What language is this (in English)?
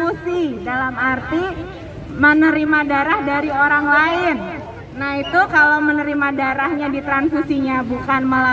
Indonesian